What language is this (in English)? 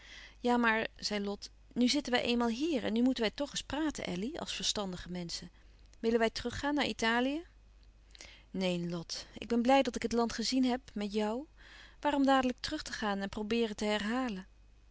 Dutch